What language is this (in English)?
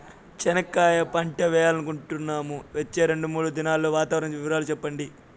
Telugu